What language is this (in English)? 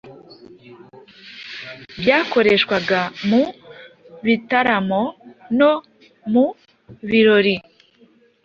Kinyarwanda